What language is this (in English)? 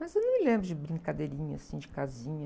Portuguese